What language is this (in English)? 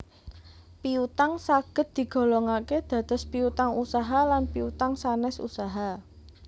Javanese